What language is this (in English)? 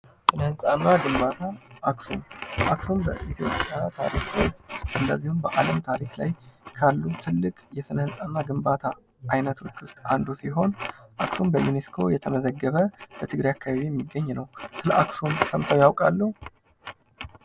Amharic